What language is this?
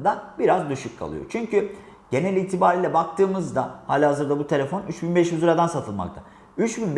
Turkish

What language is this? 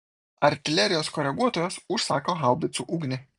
Lithuanian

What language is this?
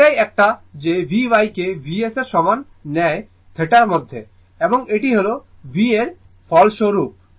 Bangla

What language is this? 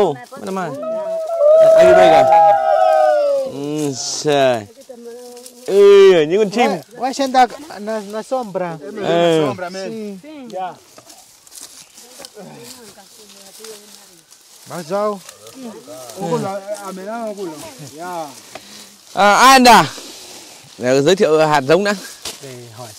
Vietnamese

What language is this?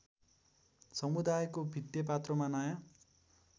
Nepali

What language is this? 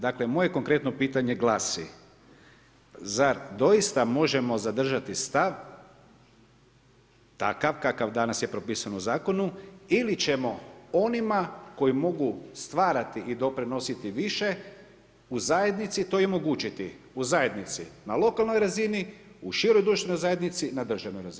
Croatian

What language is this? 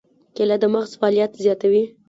Pashto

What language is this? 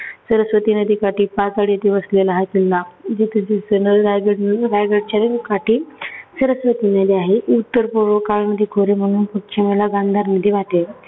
Marathi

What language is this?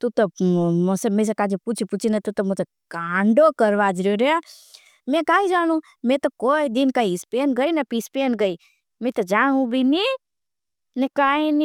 Bhili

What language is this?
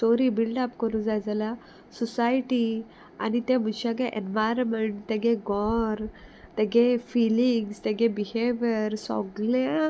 Konkani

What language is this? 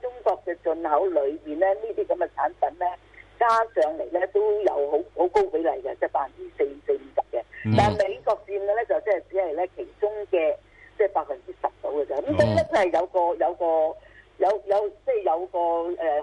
Chinese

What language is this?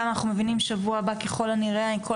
Hebrew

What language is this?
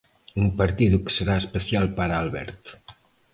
Galician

